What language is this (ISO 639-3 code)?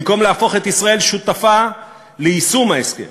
heb